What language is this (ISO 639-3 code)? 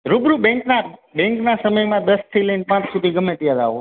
guj